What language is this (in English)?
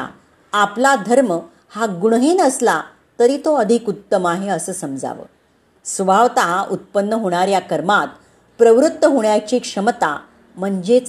Marathi